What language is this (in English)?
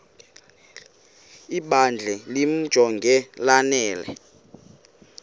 Xhosa